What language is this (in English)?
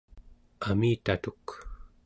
Central Yupik